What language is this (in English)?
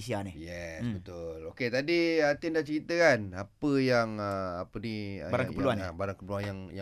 Malay